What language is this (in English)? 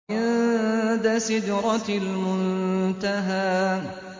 Arabic